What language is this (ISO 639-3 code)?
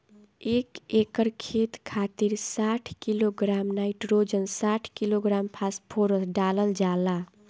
bho